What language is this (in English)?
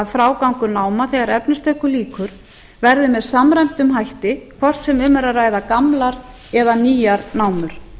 Icelandic